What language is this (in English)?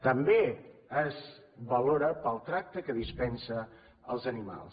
Catalan